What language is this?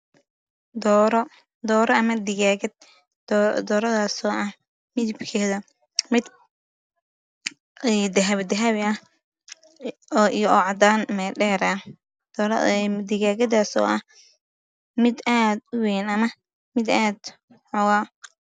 Somali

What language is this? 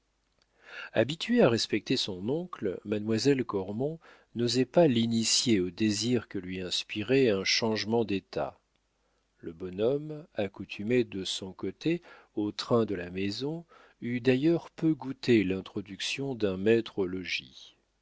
French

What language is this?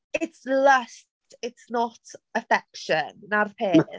Welsh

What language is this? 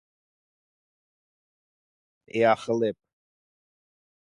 Russian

